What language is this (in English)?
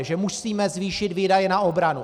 Czech